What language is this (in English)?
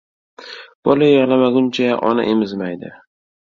Uzbek